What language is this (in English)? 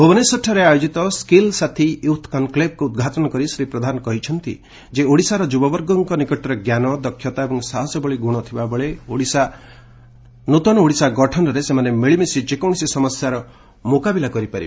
Odia